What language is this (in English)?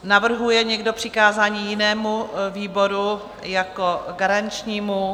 Czech